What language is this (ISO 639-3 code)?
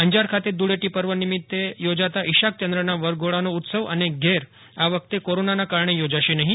guj